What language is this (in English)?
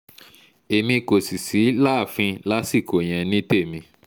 Yoruba